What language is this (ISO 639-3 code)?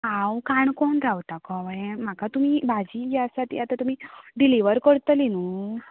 kok